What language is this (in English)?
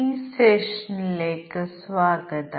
Malayalam